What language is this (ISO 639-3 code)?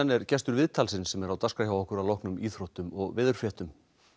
isl